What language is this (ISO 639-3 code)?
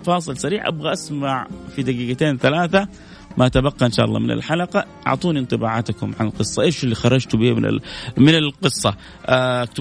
ara